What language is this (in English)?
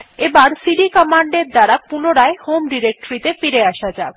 Bangla